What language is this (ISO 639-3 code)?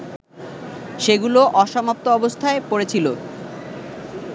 ben